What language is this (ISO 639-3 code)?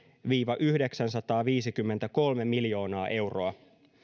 fin